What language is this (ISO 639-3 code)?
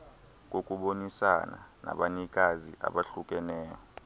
xho